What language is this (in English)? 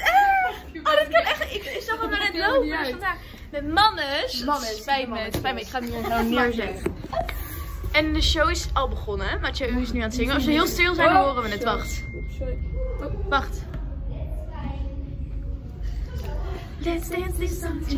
Dutch